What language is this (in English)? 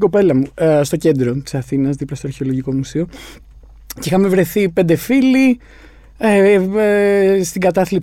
Greek